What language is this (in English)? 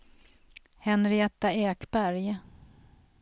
Swedish